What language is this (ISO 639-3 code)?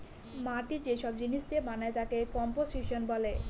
ben